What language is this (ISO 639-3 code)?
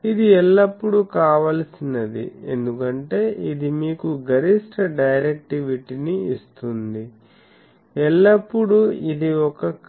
tel